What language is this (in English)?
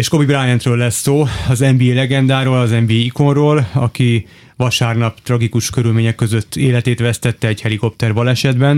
Hungarian